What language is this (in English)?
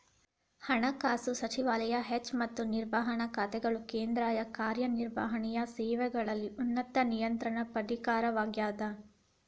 Kannada